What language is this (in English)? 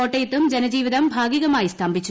Malayalam